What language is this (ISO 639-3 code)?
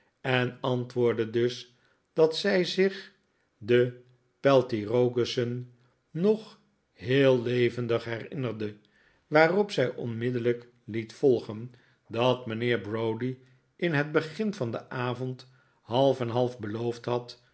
nld